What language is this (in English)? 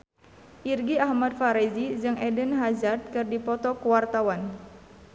Sundanese